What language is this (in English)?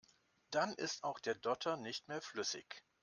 German